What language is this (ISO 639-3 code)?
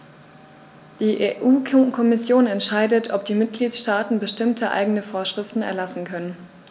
deu